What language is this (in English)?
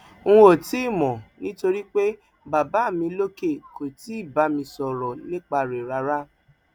Yoruba